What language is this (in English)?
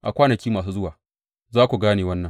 Hausa